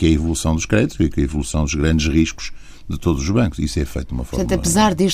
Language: Portuguese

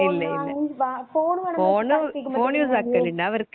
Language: Malayalam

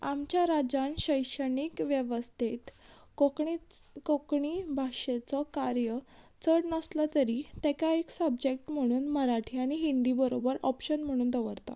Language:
Konkani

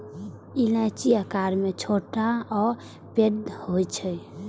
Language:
Maithili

